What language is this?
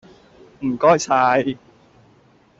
Cantonese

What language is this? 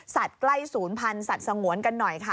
Thai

